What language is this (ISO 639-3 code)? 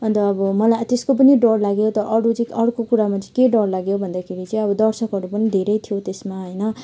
nep